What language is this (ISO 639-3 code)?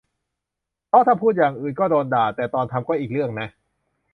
tha